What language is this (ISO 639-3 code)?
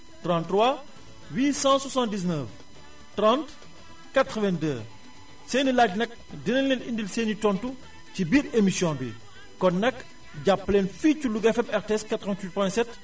wol